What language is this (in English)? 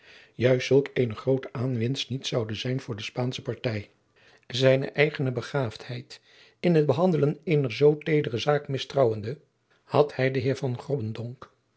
Dutch